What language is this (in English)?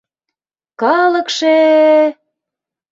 Mari